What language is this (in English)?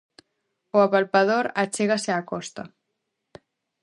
Galician